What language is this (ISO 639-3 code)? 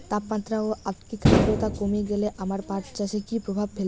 ben